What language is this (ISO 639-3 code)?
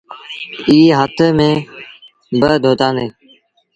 sbn